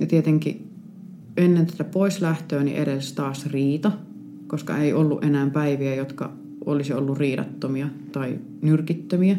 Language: Finnish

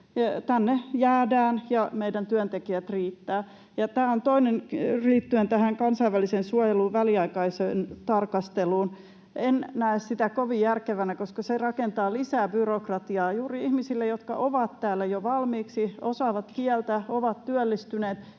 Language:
Finnish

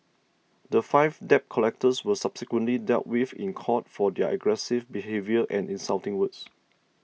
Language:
English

